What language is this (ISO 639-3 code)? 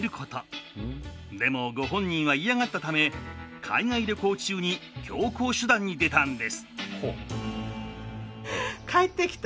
jpn